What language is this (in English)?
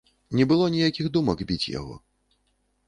Belarusian